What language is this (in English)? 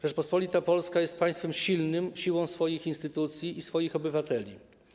Polish